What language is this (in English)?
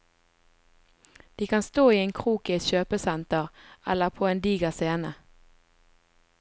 Norwegian